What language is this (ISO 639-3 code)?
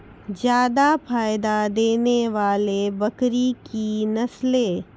mai